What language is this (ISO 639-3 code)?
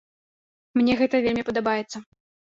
bel